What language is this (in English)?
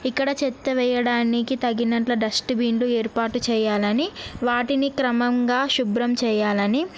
Telugu